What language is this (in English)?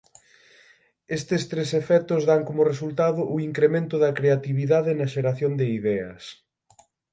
Galician